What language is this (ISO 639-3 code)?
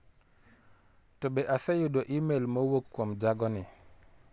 luo